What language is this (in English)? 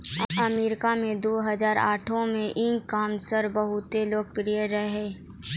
Maithili